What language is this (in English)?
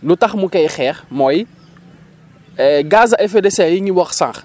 Wolof